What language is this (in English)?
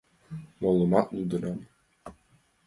Mari